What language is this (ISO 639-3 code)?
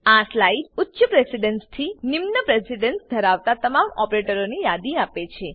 guj